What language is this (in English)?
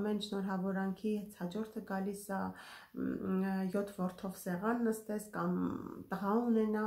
Romanian